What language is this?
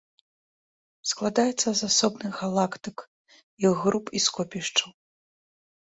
Belarusian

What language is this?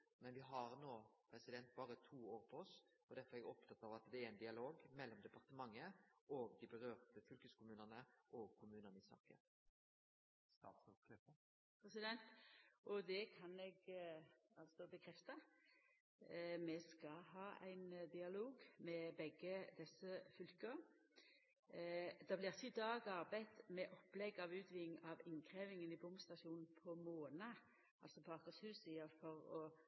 Norwegian Nynorsk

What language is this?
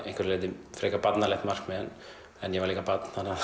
Icelandic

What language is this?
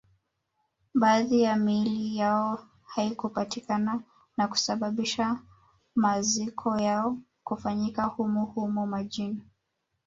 Swahili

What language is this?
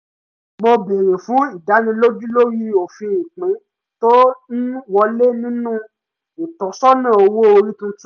Yoruba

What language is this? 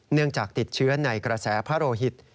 Thai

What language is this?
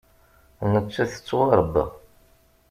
Kabyle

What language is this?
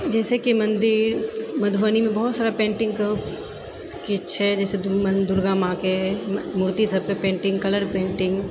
Maithili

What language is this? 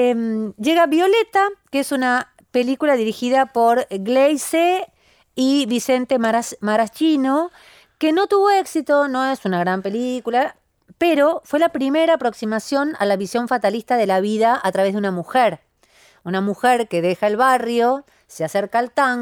Spanish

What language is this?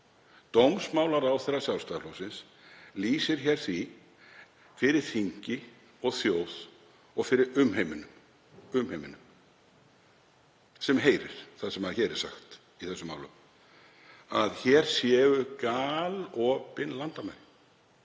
Icelandic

